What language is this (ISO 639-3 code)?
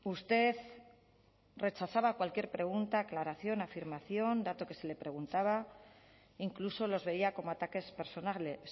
spa